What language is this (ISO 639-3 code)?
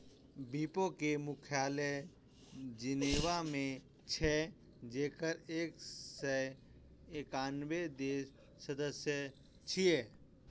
mai